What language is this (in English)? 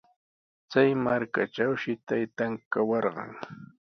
Sihuas Ancash Quechua